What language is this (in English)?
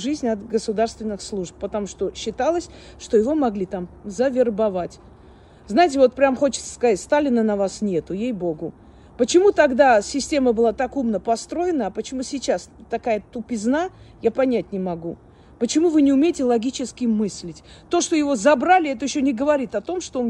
Russian